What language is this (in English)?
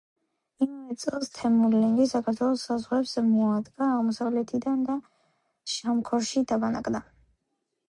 Georgian